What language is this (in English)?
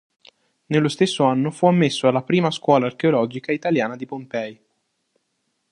Italian